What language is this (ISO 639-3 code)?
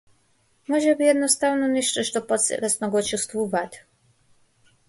mkd